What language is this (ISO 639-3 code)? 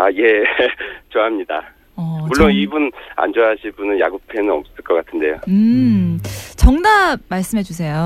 kor